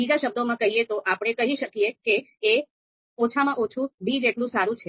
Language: Gujarati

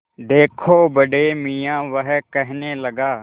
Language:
Hindi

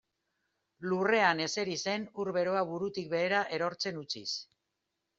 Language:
Basque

